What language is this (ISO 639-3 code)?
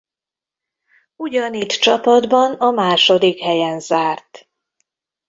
hun